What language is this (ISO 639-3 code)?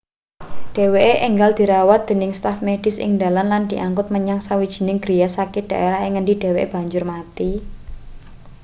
jav